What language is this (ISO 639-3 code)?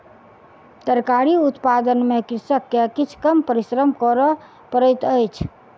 mai